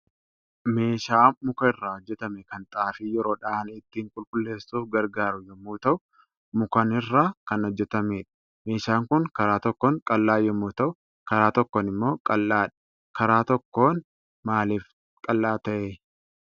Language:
Oromo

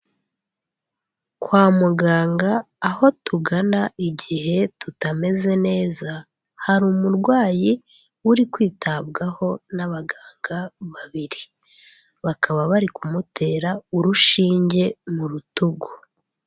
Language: Kinyarwanda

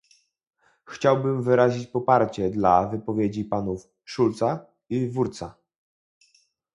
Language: Polish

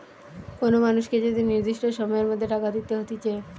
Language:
Bangla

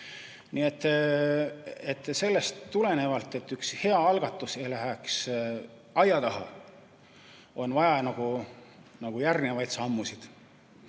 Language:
Estonian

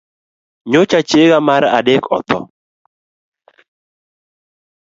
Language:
Luo (Kenya and Tanzania)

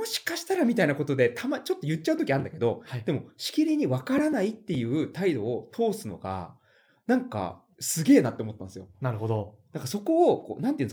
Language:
Japanese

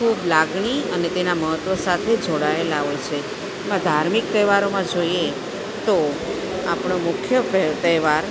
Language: Gujarati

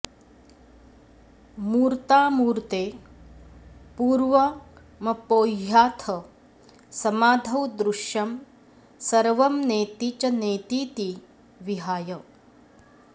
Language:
Sanskrit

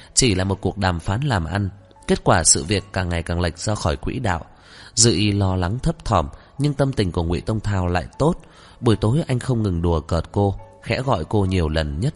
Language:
Vietnamese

